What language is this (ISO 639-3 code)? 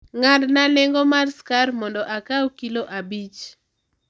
luo